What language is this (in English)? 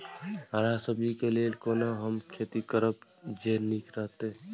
Maithili